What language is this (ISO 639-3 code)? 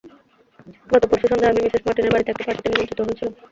ben